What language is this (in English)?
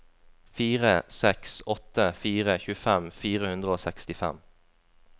Norwegian